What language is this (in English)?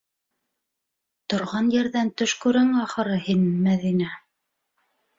Bashkir